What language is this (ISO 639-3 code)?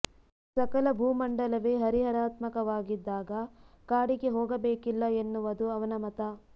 kan